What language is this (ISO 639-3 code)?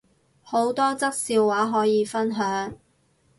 yue